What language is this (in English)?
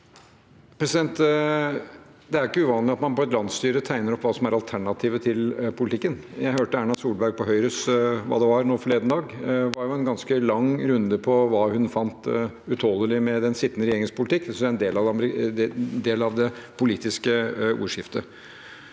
Norwegian